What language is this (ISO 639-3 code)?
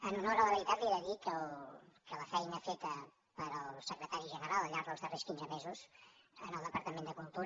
cat